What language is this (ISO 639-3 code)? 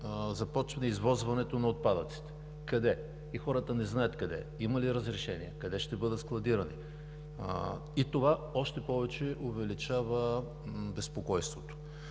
bul